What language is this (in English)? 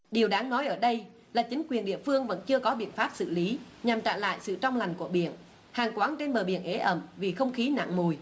Vietnamese